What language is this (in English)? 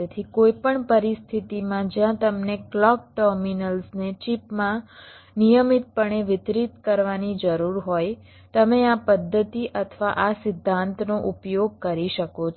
Gujarati